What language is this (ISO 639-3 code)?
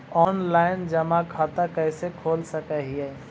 mag